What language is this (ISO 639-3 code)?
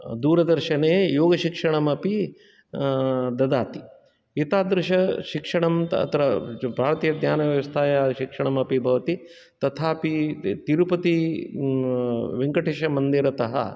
san